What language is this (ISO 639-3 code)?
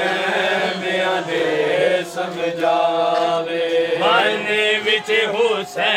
urd